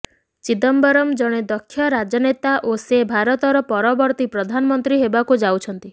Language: Odia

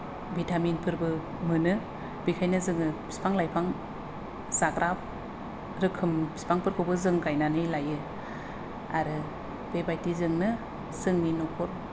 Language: Bodo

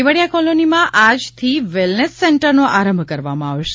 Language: Gujarati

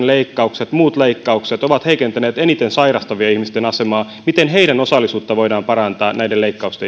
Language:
Finnish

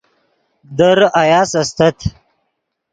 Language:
Yidgha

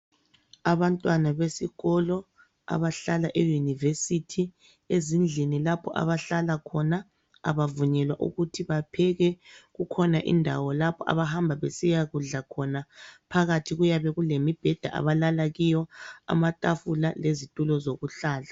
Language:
North Ndebele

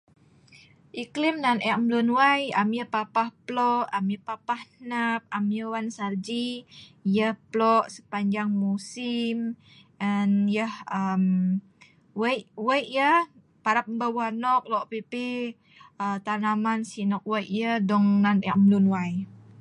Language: Sa'ban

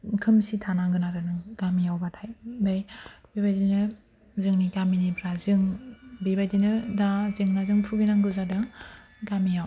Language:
Bodo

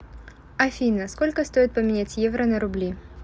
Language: Russian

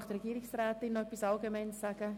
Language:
Swiss German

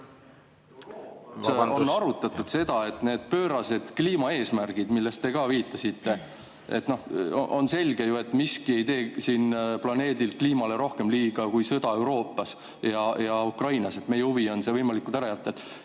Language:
Estonian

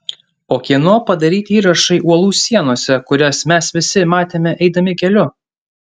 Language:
Lithuanian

